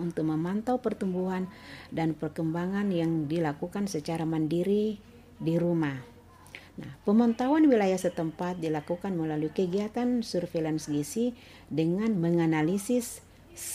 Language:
Indonesian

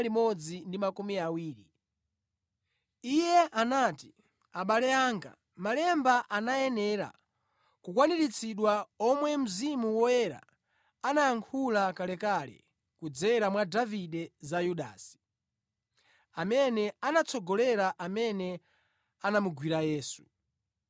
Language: Nyanja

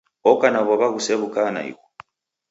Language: Taita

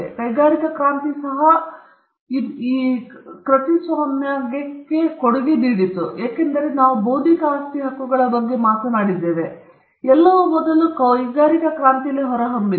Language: Kannada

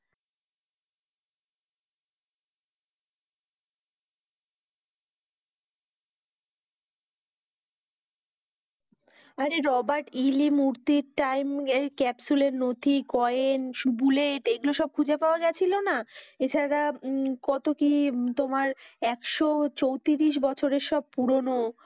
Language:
Bangla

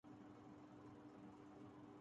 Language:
Urdu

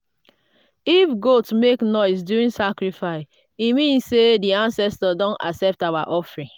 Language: Nigerian Pidgin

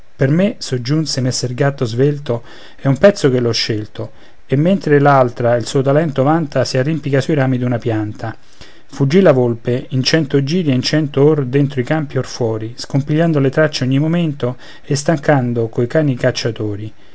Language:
Italian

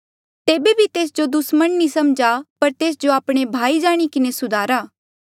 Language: Mandeali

